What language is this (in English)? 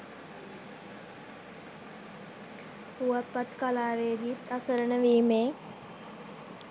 Sinhala